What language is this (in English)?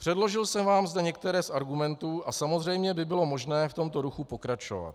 Czech